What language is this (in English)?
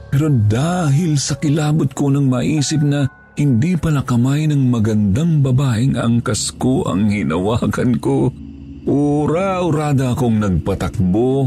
Filipino